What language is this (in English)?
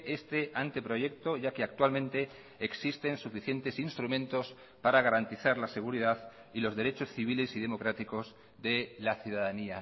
Spanish